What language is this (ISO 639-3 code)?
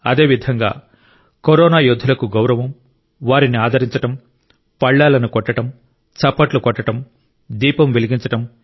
tel